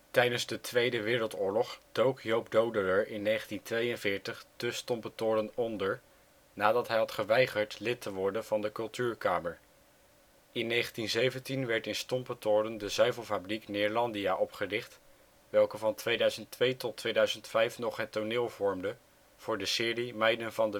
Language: Dutch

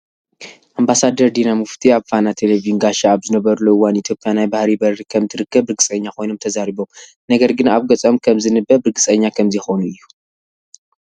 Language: Tigrinya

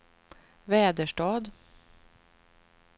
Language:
Swedish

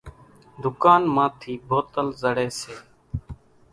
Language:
Kachi Koli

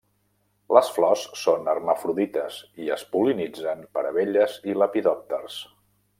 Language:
Catalan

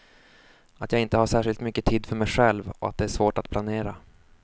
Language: Swedish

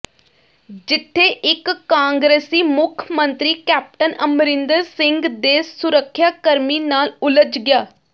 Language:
Punjabi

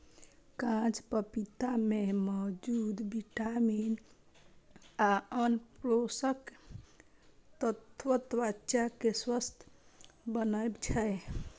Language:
Maithili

